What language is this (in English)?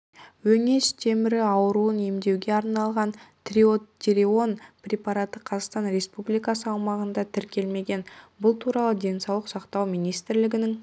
Kazakh